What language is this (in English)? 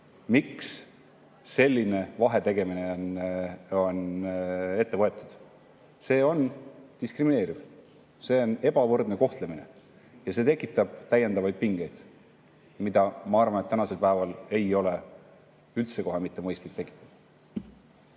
Estonian